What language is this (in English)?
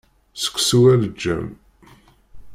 Kabyle